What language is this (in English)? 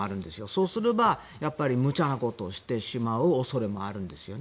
Japanese